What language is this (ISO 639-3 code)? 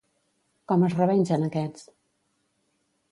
cat